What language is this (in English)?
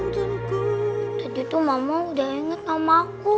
Indonesian